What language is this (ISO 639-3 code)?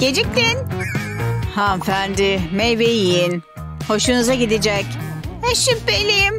tur